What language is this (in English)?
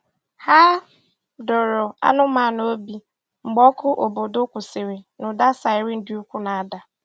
Igbo